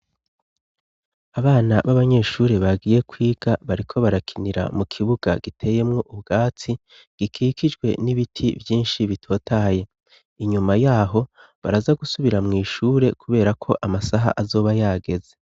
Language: Rundi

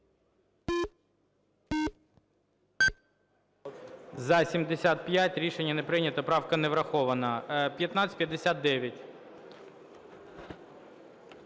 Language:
Ukrainian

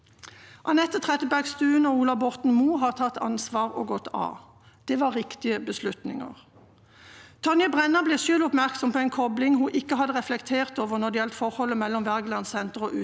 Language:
Norwegian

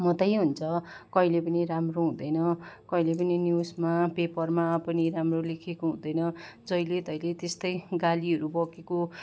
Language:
Nepali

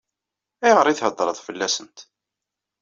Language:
Kabyle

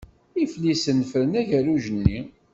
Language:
Kabyle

